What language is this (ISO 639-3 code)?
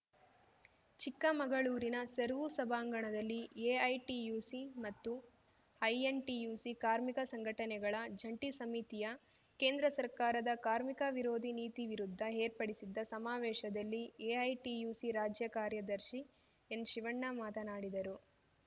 kan